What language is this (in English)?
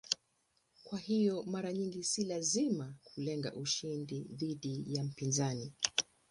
Swahili